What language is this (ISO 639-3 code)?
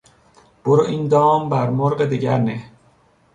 fas